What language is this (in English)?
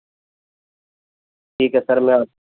Urdu